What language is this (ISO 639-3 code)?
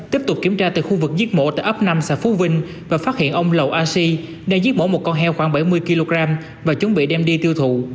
vie